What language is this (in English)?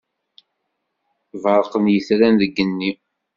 Kabyle